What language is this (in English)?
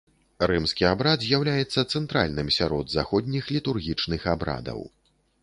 Belarusian